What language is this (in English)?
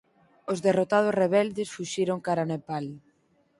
Galician